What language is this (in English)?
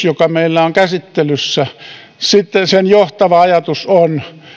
Finnish